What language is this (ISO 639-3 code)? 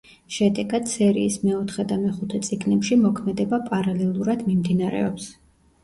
kat